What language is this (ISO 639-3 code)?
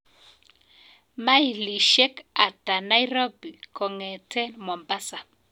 kln